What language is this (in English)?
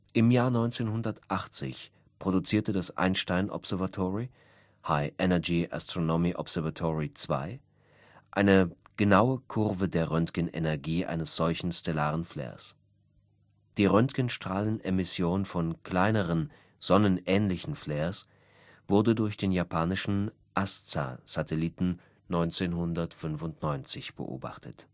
German